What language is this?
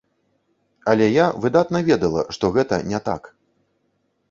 Belarusian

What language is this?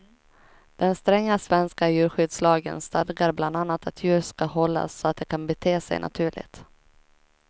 Swedish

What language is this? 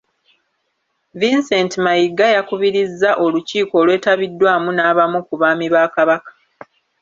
Ganda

